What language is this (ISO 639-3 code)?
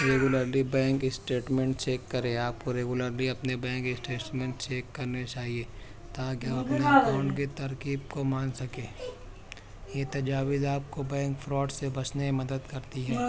urd